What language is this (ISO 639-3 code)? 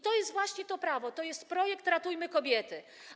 pol